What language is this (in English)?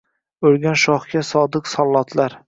Uzbek